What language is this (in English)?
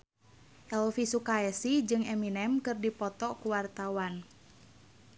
Sundanese